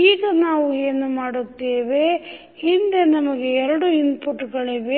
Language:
Kannada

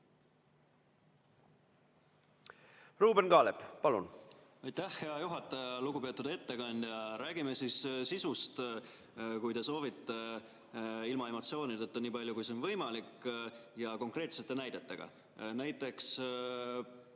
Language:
Estonian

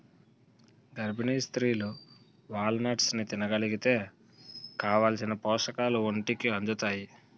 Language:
Telugu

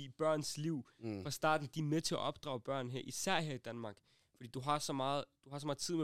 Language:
Danish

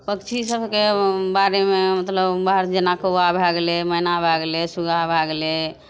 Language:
Maithili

